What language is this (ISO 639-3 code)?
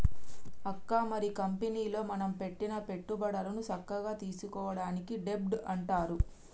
tel